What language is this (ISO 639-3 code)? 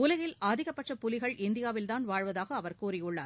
tam